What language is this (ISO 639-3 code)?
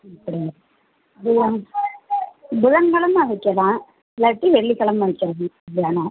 tam